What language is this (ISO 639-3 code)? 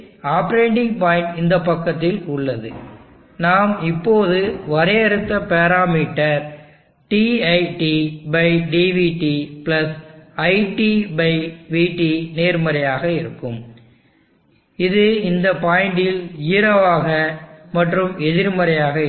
tam